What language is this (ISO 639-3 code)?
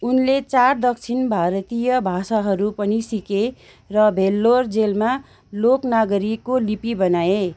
nep